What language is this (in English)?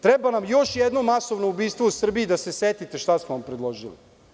Serbian